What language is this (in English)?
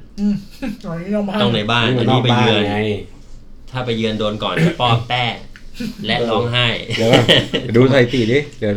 Thai